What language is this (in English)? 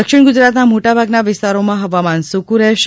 Gujarati